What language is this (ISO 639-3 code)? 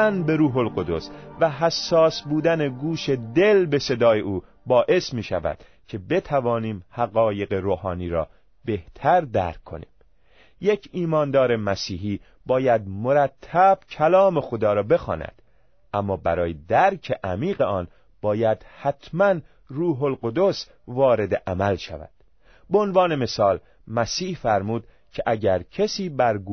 fas